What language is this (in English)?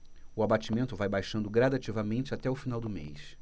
Portuguese